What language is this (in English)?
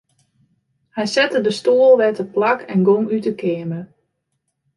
Western Frisian